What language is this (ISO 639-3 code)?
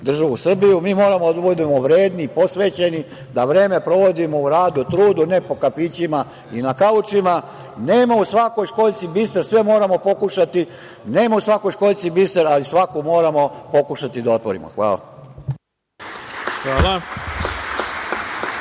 srp